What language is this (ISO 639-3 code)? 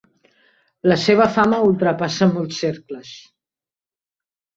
cat